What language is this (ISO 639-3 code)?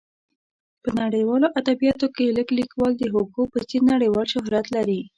pus